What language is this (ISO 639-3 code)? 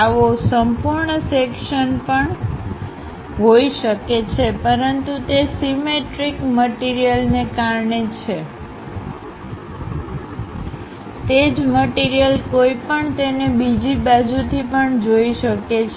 guj